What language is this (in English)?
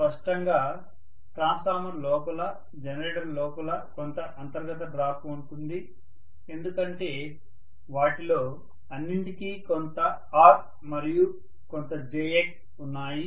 Telugu